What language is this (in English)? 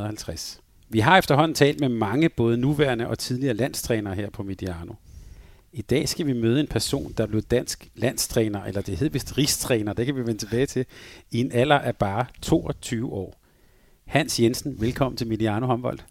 Danish